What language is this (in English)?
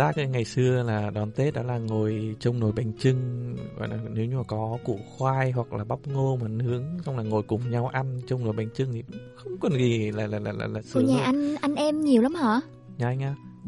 Vietnamese